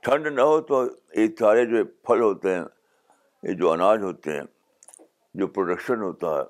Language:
Urdu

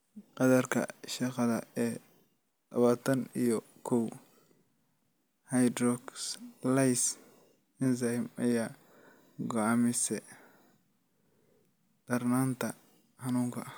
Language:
Somali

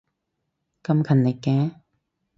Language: Cantonese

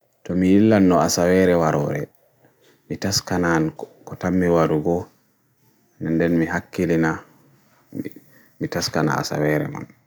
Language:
Bagirmi Fulfulde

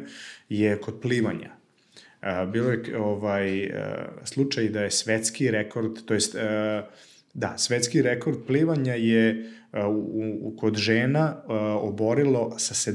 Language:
Croatian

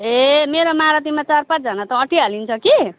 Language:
Nepali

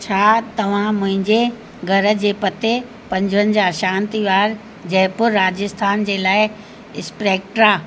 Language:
Sindhi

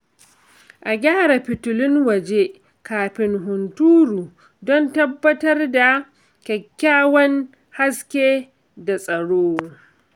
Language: Hausa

